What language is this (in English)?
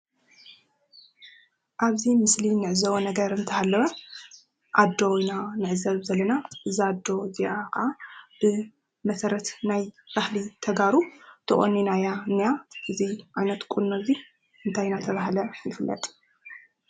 Tigrinya